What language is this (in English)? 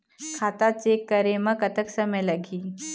Chhattisgarhi